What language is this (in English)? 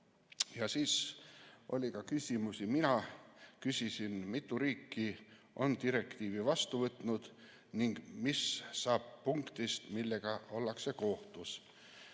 Estonian